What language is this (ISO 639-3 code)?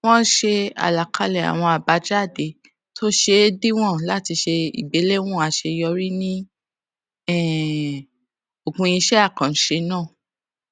yor